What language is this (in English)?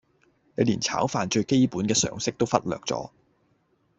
Cantonese